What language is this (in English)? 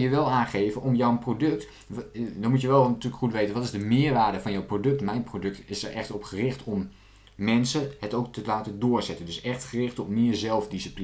Dutch